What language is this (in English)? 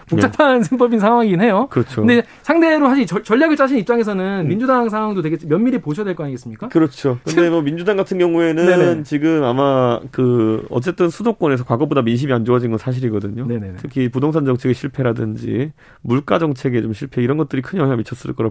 Korean